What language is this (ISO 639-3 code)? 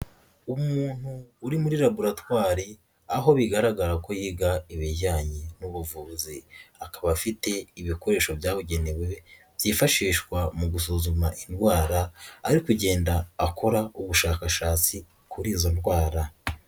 kin